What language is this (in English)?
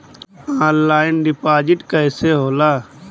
Bhojpuri